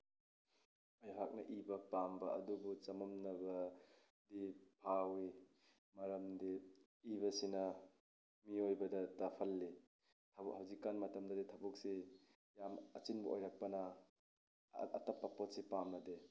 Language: Manipuri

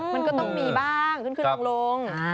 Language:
Thai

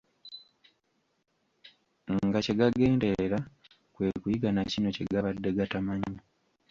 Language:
Ganda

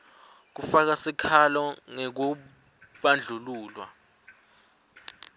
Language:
Swati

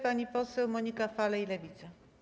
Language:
Polish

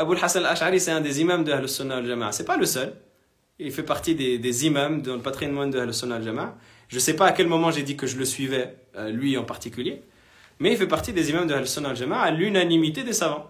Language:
French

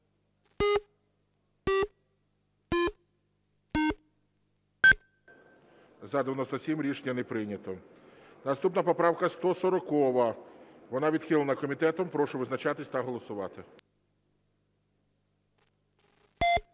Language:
Ukrainian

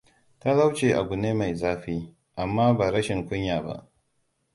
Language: Hausa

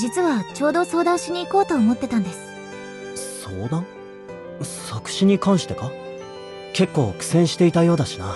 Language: Japanese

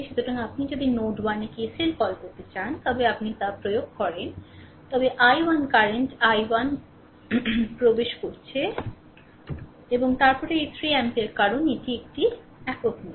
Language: Bangla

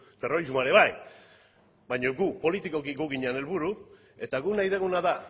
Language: Basque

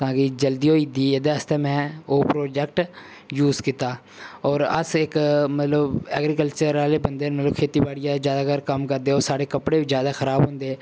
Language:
Dogri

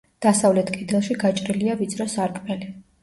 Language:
Georgian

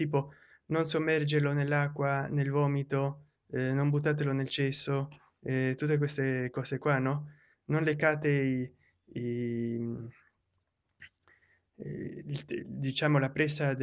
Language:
Italian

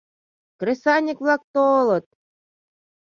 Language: Mari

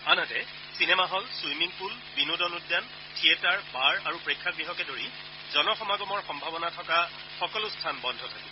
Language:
Assamese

